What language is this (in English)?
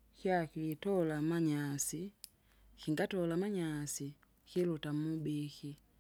Kinga